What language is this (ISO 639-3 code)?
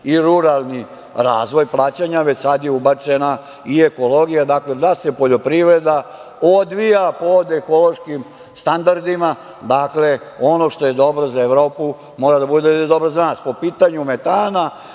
srp